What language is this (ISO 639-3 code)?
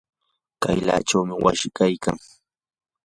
qur